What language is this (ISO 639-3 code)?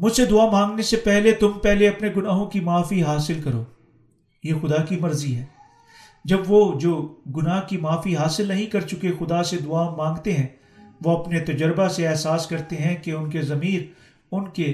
urd